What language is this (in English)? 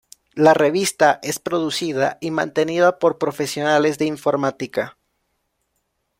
Spanish